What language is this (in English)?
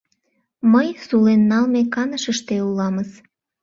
Mari